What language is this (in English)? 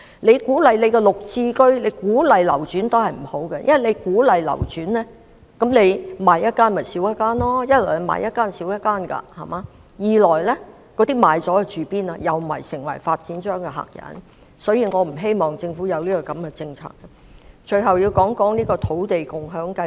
Cantonese